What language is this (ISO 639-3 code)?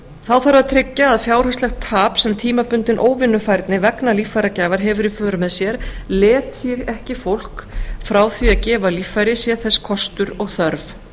isl